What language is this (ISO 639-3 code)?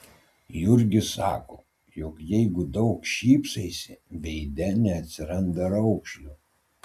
lit